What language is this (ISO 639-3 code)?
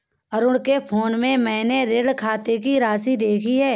hin